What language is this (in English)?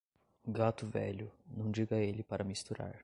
Portuguese